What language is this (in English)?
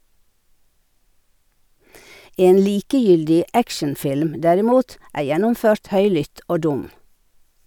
Norwegian